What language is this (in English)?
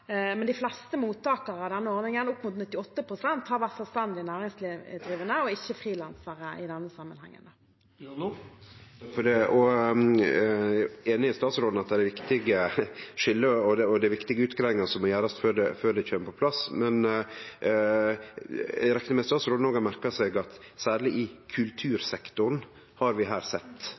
Norwegian